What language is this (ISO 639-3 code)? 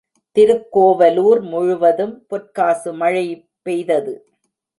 tam